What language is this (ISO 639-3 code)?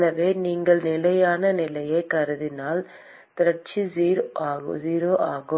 tam